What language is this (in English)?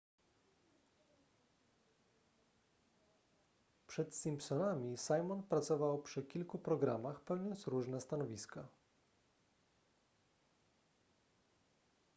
Polish